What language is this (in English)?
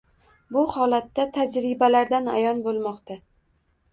Uzbek